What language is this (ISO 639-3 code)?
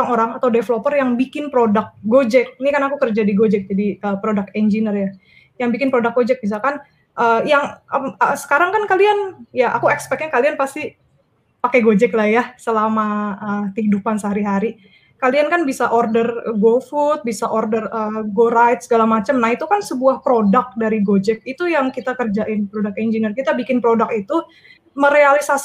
ind